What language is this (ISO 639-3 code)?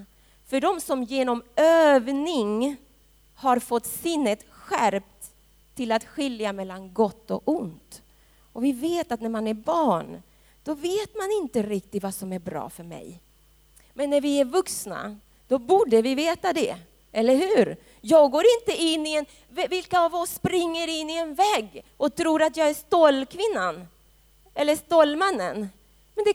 swe